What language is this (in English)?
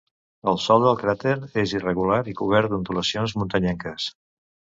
Catalan